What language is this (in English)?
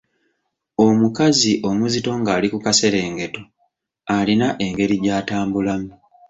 Ganda